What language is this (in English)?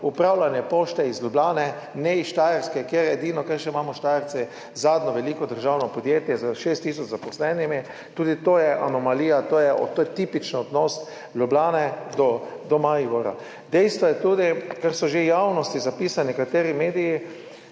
Slovenian